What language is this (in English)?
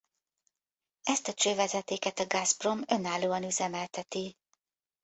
Hungarian